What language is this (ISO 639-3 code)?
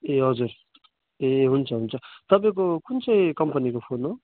nep